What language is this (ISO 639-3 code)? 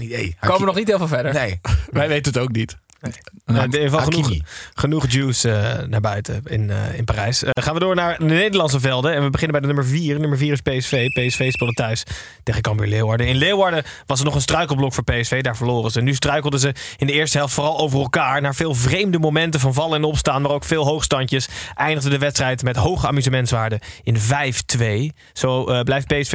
nld